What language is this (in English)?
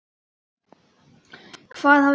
Icelandic